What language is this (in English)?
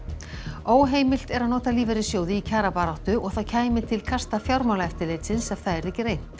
Icelandic